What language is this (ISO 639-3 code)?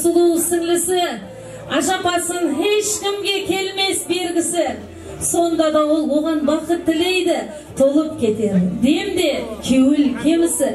tur